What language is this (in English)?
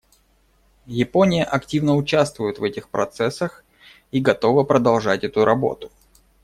Russian